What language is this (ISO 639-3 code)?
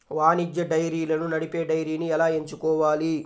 tel